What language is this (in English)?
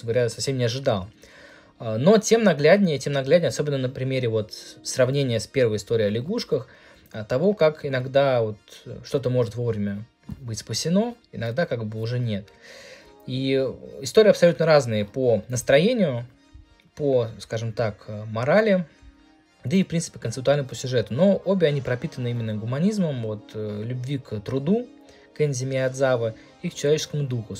Russian